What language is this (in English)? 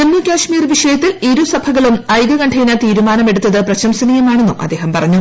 Malayalam